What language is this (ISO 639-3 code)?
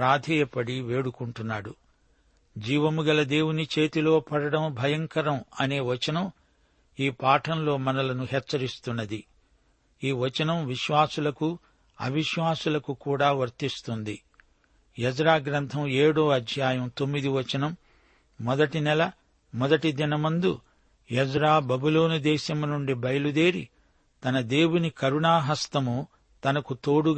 tel